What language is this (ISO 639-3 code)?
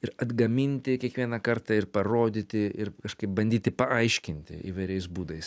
lit